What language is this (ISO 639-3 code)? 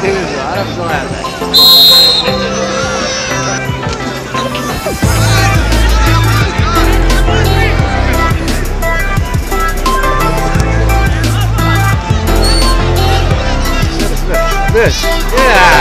ara